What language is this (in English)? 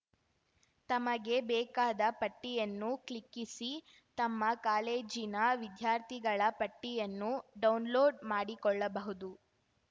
Kannada